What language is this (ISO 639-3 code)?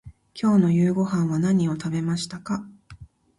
jpn